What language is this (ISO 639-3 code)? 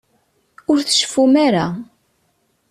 kab